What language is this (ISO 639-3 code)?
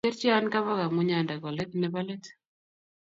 kln